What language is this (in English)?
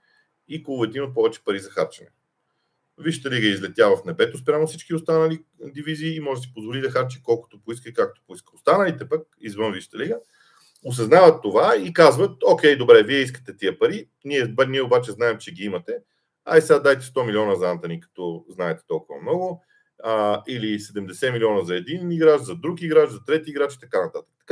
Bulgarian